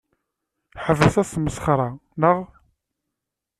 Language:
Kabyle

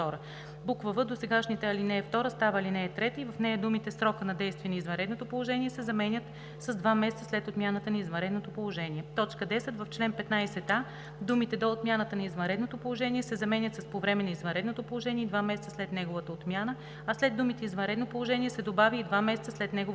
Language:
Bulgarian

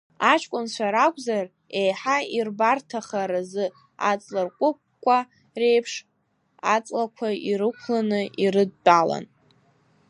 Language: Abkhazian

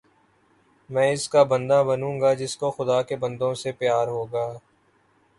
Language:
Urdu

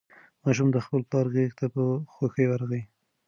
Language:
Pashto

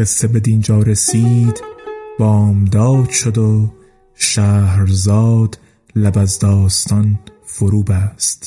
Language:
Persian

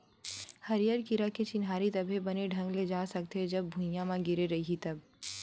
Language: Chhattisgarhi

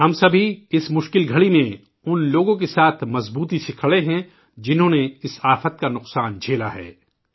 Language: Urdu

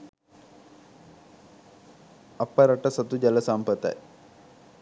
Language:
Sinhala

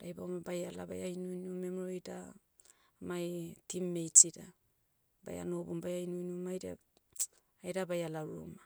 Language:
Motu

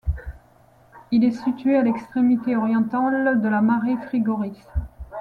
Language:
French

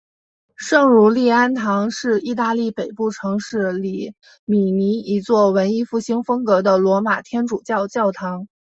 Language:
Chinese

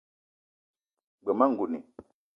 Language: Eton (Cameroon)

